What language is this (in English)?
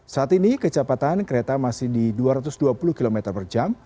Indonesian